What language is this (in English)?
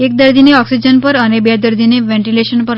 Gujarati